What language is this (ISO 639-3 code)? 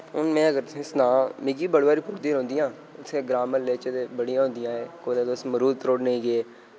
doi